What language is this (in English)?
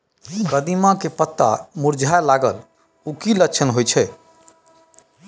Maithili